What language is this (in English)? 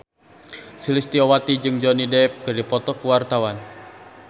Sundanese